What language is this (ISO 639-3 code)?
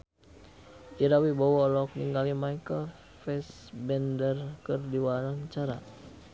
sun